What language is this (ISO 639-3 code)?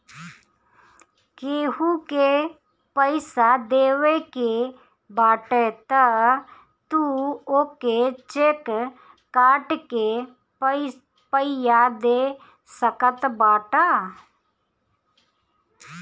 bho